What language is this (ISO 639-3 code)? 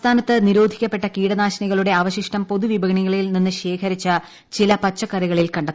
mal